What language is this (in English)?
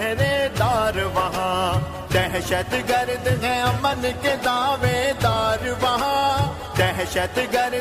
Urdu